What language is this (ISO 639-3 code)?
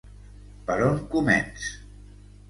cat